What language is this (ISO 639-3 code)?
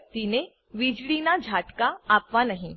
guj